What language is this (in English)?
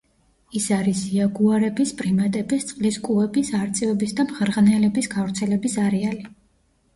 Georgian